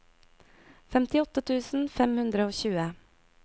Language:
Norwegian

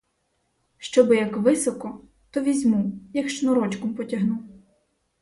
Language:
Ukrainian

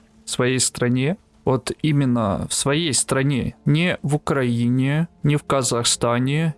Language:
Russian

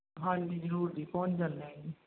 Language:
Punjabi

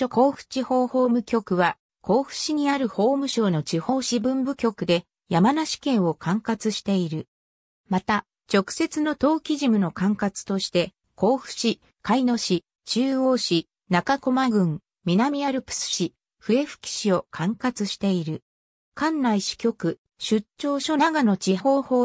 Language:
Japanese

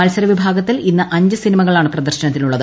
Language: Malayalam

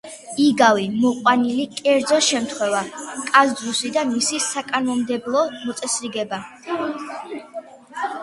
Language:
Georgian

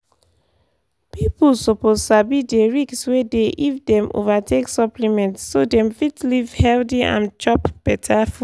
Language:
Nigerian Pidgin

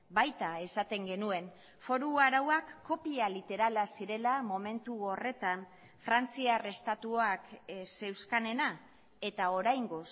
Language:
Basque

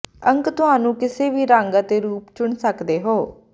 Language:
Punjabi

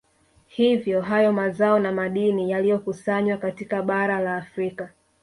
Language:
Swahili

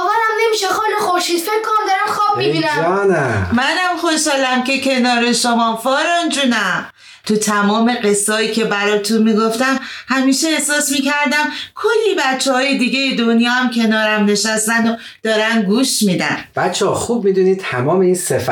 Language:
Persian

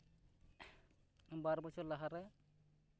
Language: Santali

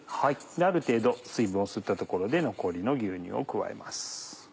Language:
Japanese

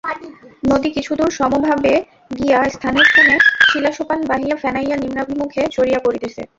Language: Bangla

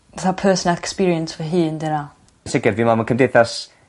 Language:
Welsh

